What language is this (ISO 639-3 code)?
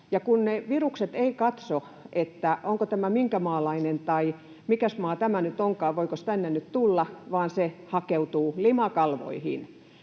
fin